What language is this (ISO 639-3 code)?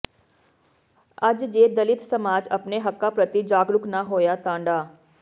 pan